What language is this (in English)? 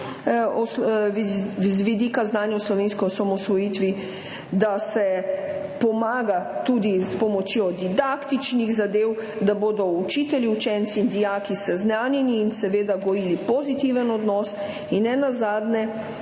Slovenian